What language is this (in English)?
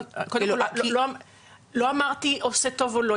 Hebrew